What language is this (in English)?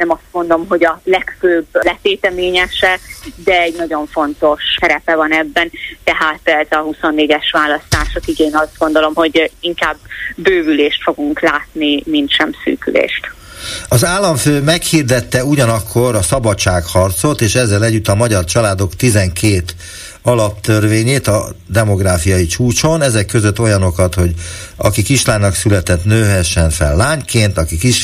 Hungarian